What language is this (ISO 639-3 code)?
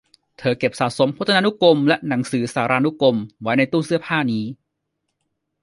tha